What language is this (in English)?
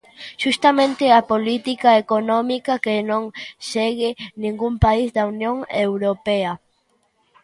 Galician